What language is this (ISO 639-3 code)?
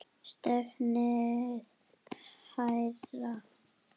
isl